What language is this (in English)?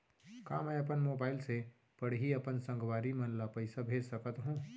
Chhattisgarhi